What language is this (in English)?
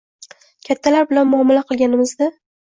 Uzbek